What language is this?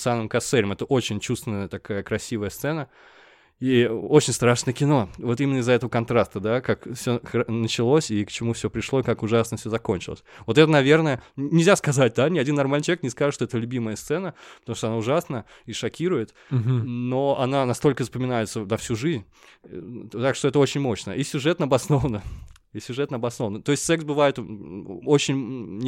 Russian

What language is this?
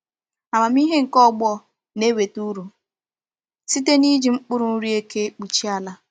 Igbo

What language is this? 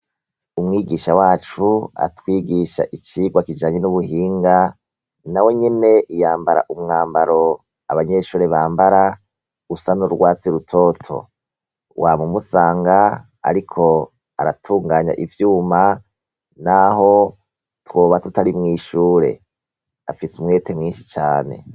Rundi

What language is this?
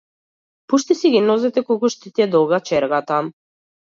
Macedonian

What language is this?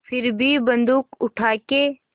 Hindi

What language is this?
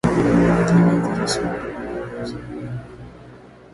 Swahili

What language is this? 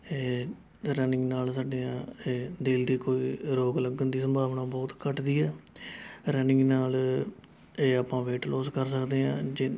Punjabi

